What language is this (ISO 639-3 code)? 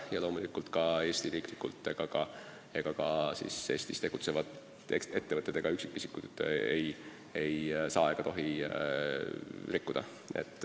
est